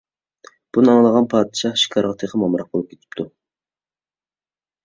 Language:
Uyghur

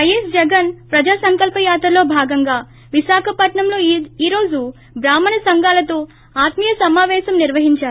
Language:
Telugu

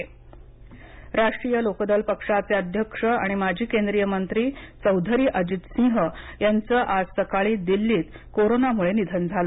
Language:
Marathi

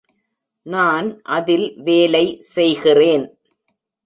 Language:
Tamil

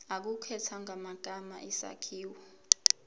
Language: Zulu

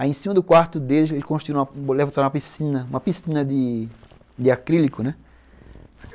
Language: Portuguese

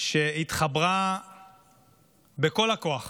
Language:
Hebrew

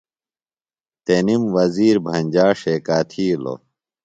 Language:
Phalura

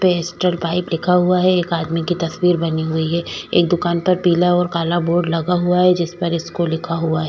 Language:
Hindi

